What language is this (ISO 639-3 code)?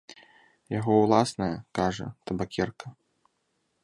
bel